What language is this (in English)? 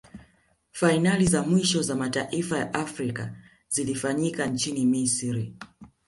Swahili